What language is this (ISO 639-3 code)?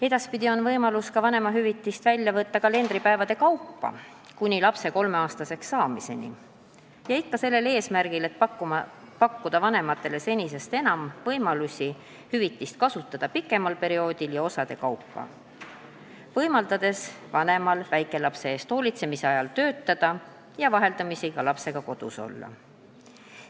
est